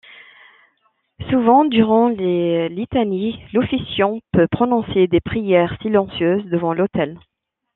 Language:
French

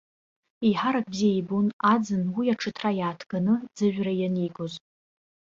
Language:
Abkhazian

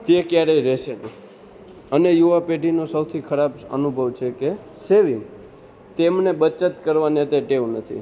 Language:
Gujarati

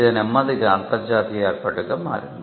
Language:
Telugu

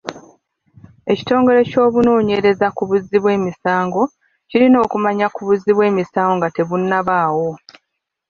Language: Ganda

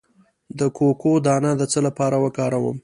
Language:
Pashto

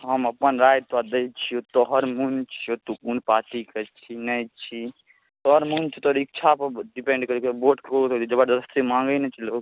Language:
Maithili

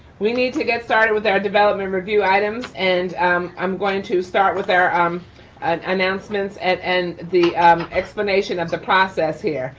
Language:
English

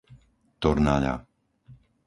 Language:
Slovak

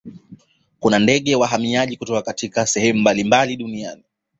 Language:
Swahili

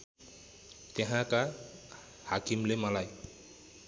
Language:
Nepali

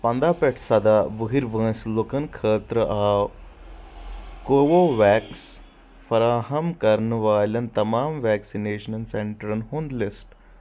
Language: Kashmiri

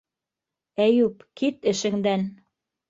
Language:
Bashkir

